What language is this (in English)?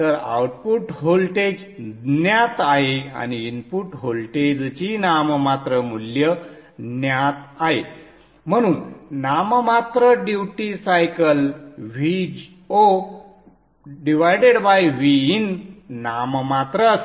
Marathi